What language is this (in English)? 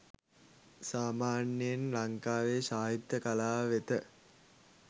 Sinhala